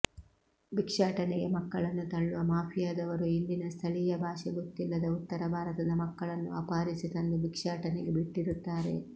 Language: Kannada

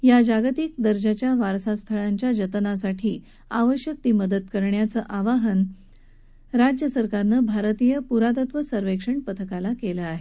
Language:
Marathi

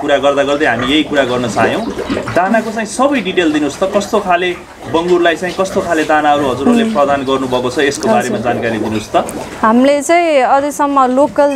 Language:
Korean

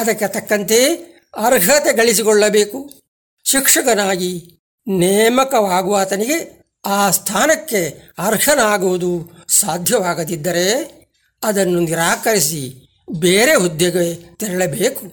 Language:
Kannada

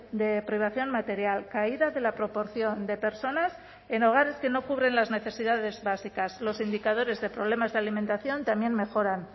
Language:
Spanish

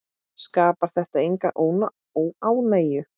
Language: Icelandic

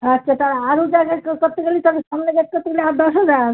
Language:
Bangla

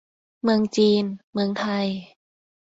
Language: Thai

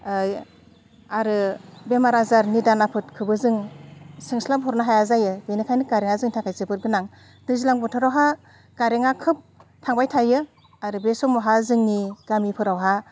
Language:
Bodo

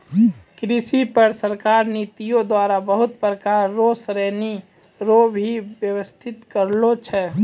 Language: Maithili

